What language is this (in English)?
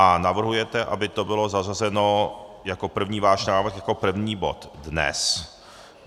Czech